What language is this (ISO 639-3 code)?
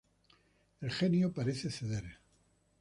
spa